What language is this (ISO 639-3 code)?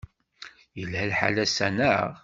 kab